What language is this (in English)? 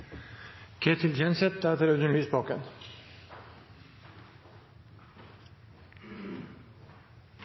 Norwegian Nynorsk